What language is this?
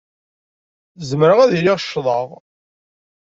Kabyle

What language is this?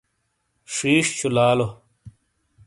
Shina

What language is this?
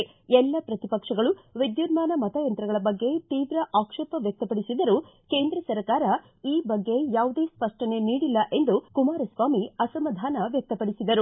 Kannada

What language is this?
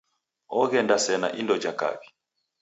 Taita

